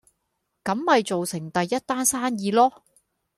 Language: Cantonese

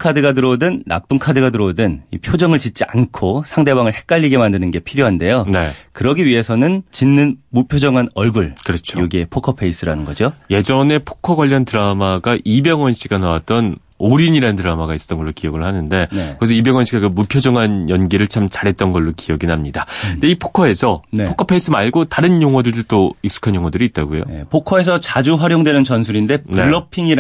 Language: Korean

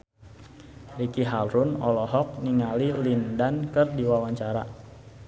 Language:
Sundanese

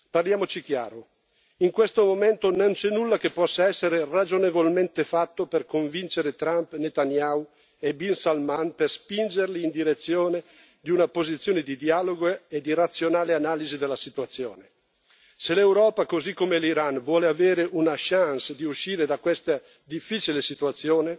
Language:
Italian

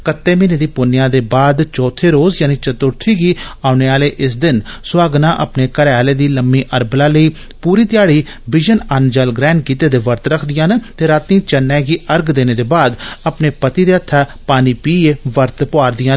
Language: Dogri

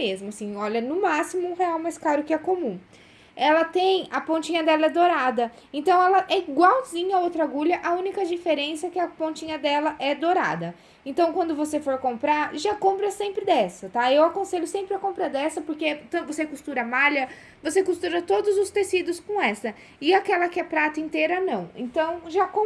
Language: Portuguese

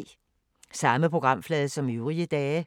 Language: Danish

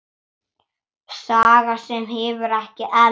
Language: Icelandic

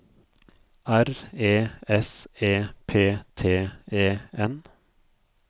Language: Norwegian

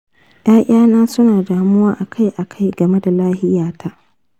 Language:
Hausa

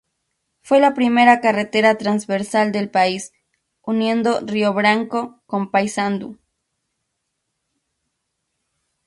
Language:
Spanish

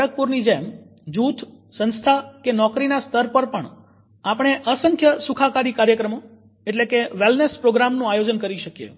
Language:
Gujarati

